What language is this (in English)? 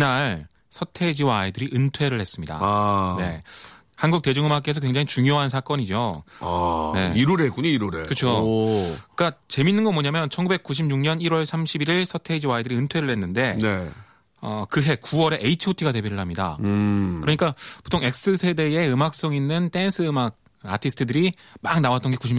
Korean